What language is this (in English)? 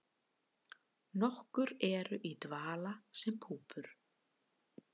Icelandic